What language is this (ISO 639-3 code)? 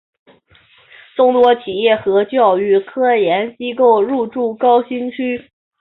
zho